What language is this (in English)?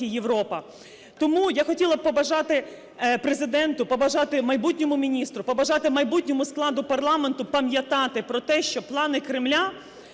Ukrainian